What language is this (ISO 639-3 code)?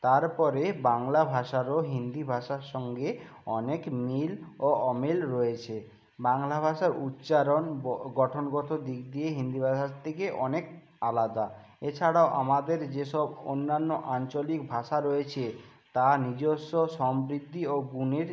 ben